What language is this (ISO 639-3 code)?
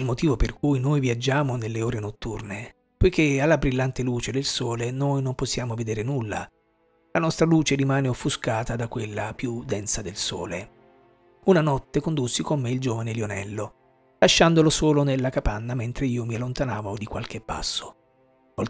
ita